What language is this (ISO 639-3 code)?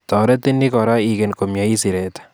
kln